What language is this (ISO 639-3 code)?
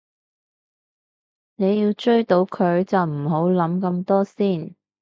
yue